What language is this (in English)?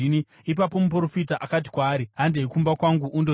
Shona